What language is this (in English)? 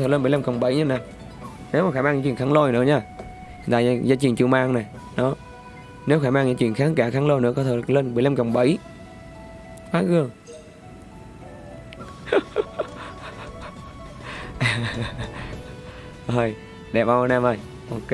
Vietnamese